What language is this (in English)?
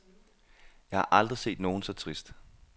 Danish